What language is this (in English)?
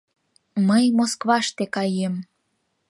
Mari